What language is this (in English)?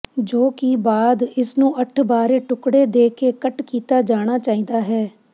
Punjabi